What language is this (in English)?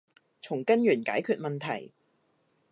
Cantonese